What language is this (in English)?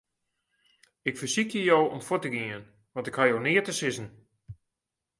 Western Frisian